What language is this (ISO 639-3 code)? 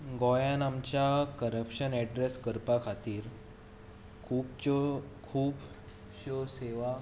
kok